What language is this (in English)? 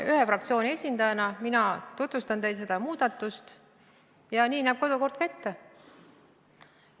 Estonian